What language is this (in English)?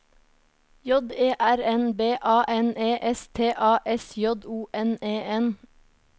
Norwegian